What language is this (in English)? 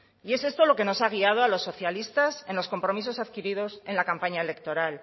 Spanish